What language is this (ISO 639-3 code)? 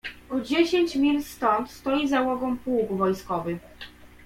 pol